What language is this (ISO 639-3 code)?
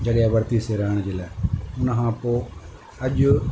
snd